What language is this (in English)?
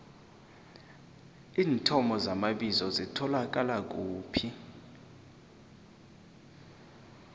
South Ndebele